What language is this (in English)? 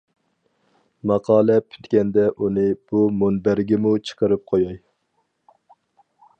Uyghur